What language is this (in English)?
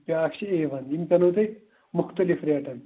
Kashmiri